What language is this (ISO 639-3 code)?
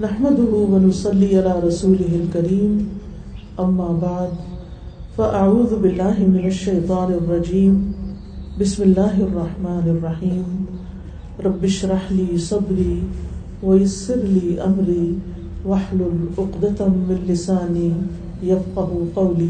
urd